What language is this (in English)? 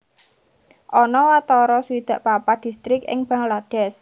Javanese